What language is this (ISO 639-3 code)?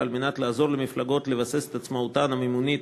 heb